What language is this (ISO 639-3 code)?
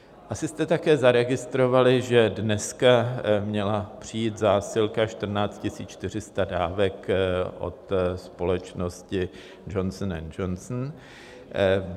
ces